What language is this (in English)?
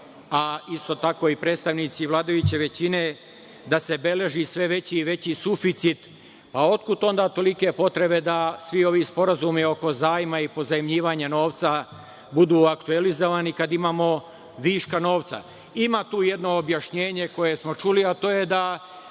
Serbian